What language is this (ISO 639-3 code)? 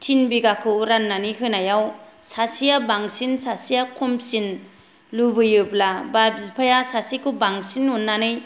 brx